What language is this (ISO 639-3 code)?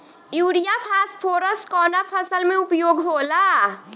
bho